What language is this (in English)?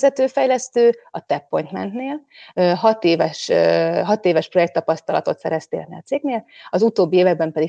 Hungarian